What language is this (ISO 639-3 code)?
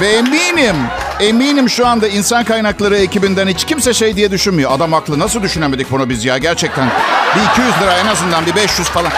tur